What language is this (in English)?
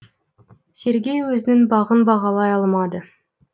Kazakh